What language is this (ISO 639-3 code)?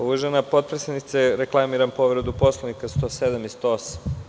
srp